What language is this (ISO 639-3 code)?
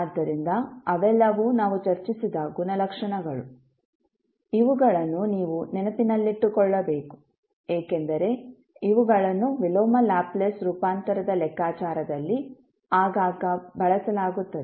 kan